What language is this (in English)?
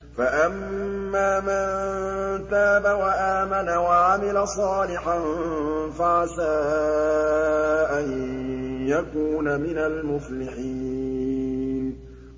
Arabic